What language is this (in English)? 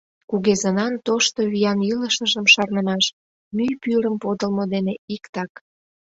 Mari